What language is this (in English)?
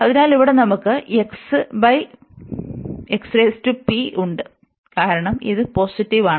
Malayalam